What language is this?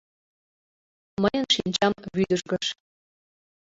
Mari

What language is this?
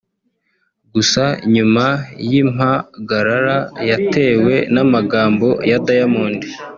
Kinyarwanda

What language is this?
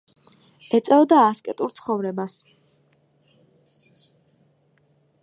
Georgian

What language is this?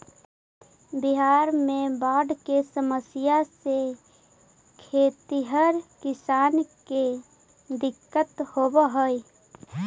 Magahi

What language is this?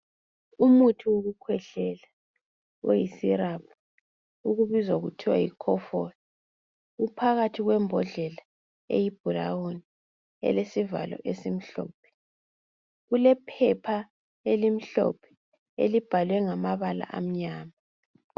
North Ndebele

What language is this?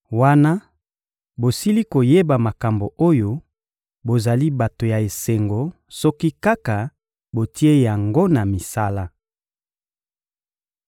Lingala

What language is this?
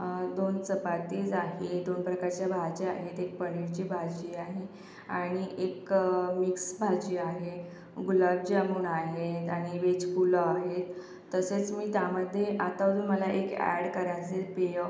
Marathi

